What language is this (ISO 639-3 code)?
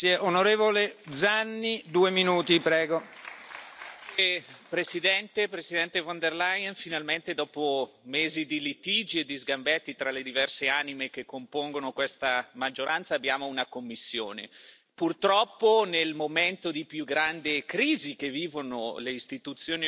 ita